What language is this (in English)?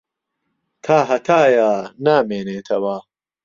Central Kurdish